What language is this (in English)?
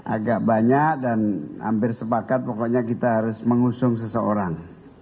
Indonesian